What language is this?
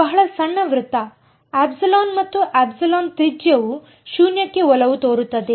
Kannada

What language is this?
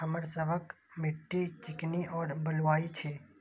Maithili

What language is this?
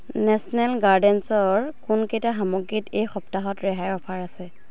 Assamese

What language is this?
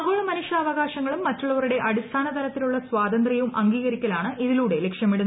Malayalam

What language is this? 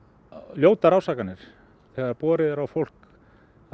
Icelandic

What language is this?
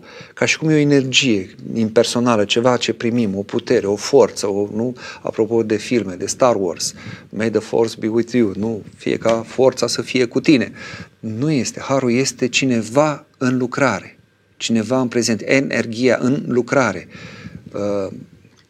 Romanian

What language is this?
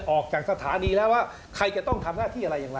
Thai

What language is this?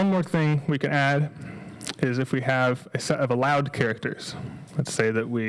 English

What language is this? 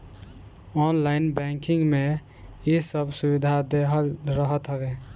Bhojpuri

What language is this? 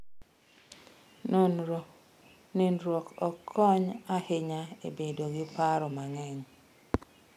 Luo (Kenya and Tanzania)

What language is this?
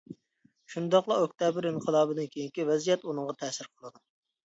Uyghur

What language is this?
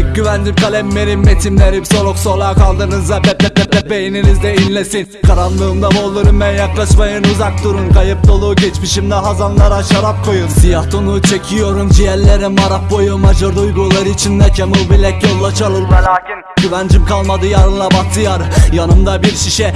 Turkish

